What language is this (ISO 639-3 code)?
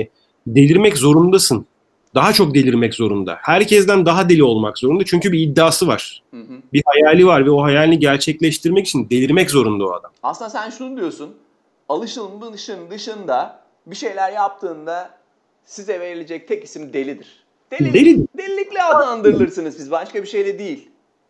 tur